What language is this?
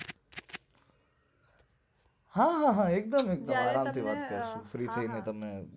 Gujarati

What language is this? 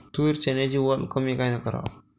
Marathi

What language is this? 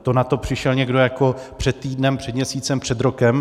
Czech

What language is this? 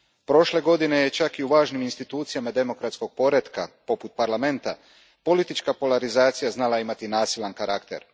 Croatian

